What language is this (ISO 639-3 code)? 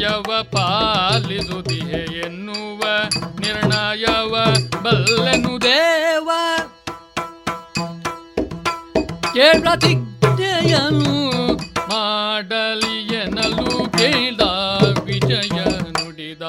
kan